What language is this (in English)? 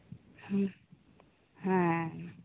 Santali